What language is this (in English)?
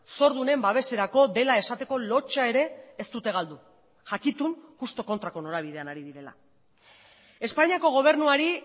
Basque